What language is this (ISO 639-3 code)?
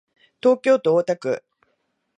jpn